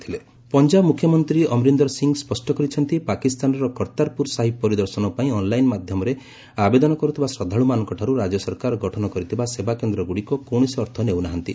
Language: Odia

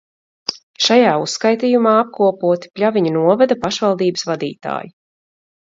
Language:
Latvian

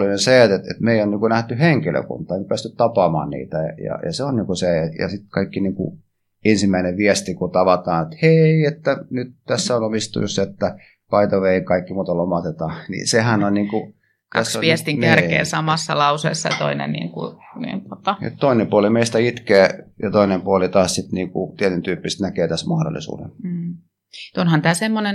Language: Finnish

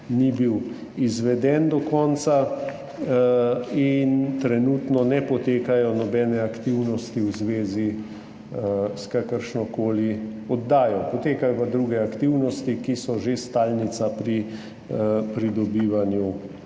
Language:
Slovenian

